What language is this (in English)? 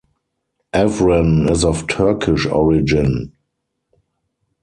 English